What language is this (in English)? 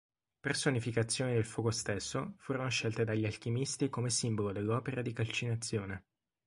Italian